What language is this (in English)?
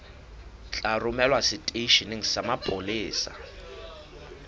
Southern Sotho